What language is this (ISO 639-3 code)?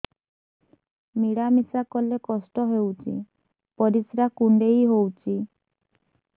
ori